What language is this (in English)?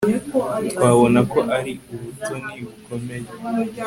Kinyarwanda